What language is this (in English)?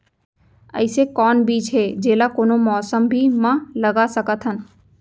Chhattisgarhi